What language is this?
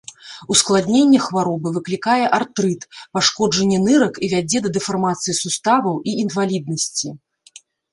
Belarusian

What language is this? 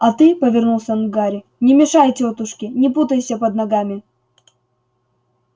Russian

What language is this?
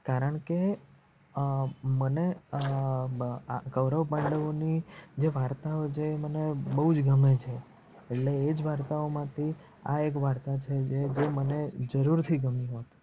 Gujarati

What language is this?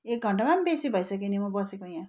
Nepali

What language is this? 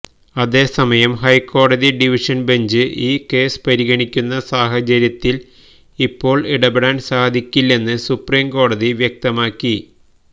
Malayalam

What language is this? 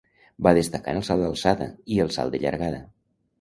Catalan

